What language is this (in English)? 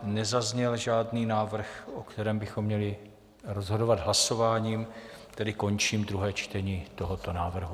Czech